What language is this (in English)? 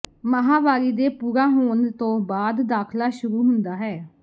Punjabi